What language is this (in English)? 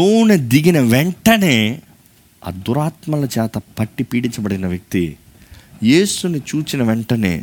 Telugu